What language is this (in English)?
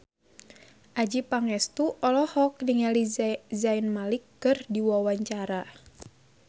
Sundanese